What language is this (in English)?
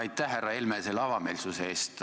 Estonian